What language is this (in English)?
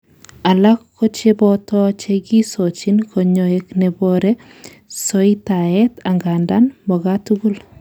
Kalenjin